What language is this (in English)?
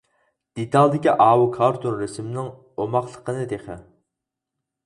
Uyghur